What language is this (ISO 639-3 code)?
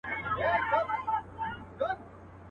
pus